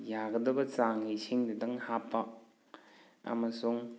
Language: Manipuri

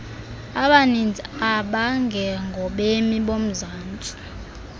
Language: Xhosa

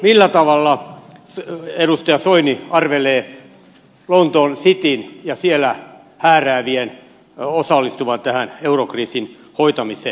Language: Finnish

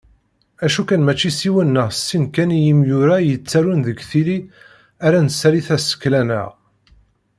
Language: Kabyle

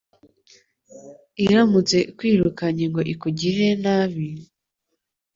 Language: Kinyarwanda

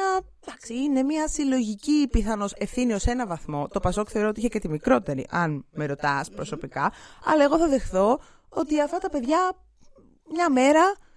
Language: Greek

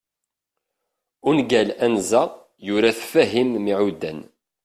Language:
Kabyle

